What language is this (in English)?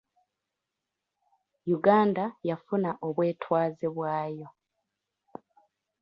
Ganda